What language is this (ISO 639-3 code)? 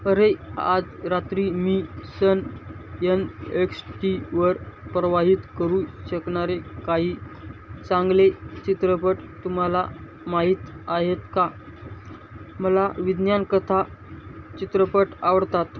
mar